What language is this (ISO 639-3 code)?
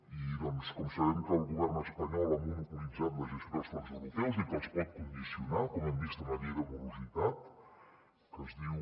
cat